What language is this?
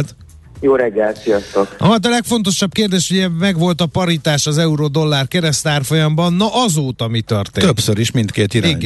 Hungarian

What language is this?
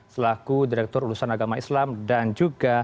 Indonesian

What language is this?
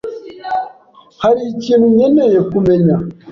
Kinyarwanda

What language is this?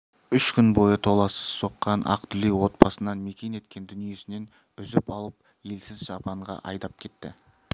Kazakh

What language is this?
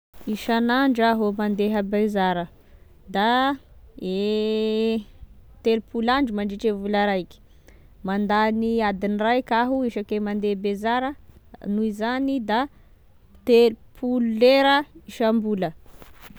Tesaka Malagasy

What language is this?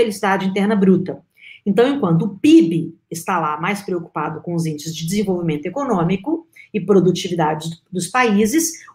Portuguese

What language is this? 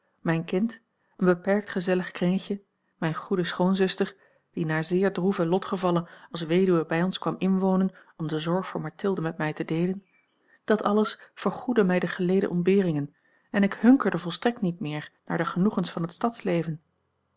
Dutch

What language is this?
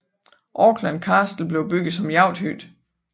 Danish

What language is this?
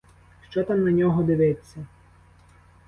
Ukrainian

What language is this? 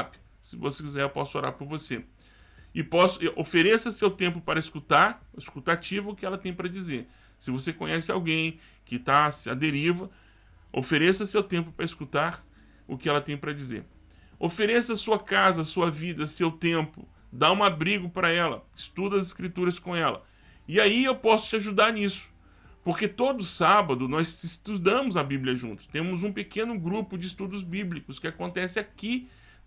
Portuguese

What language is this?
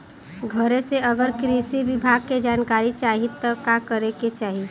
Bhojpuri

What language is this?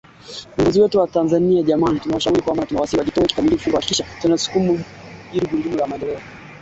Swahili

